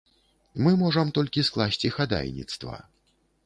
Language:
Belarusian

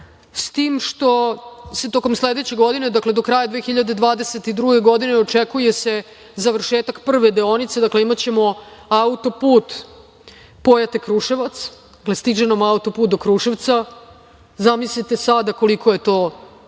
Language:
Serbian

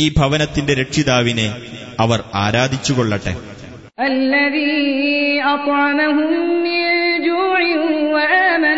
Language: Malayalam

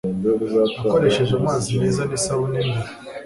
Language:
Kinyarwanda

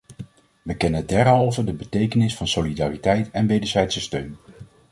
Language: Dutch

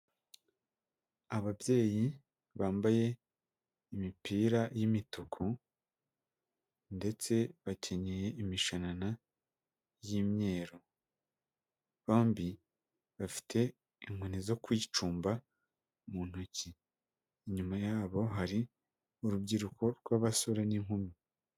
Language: Kinyarwanda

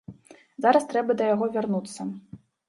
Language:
Belarusian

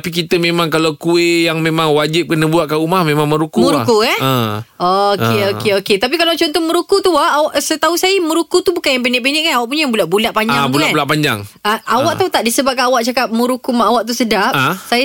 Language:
Malay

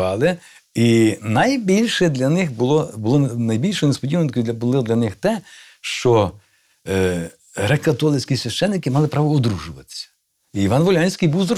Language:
Ukrainian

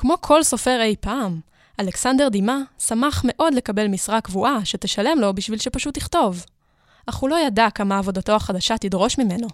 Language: Hebrew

